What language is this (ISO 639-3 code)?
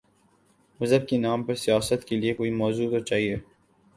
urd